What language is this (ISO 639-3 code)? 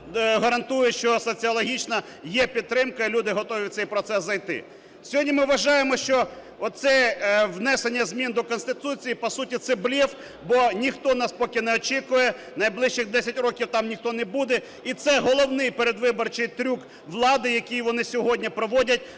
ukr